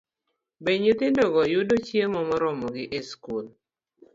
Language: Luo (Kenya and Tanzania)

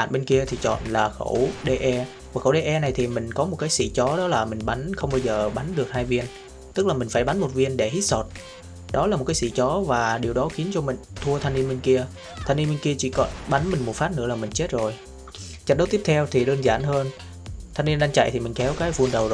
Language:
Vietnamese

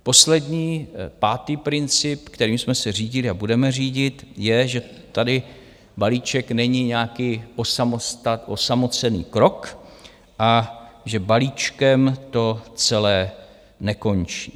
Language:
Czech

